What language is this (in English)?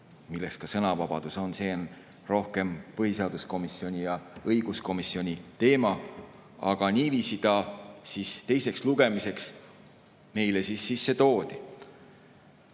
Estonian